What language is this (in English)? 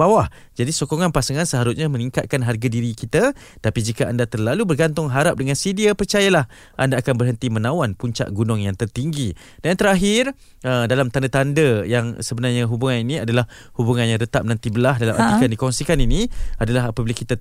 Malay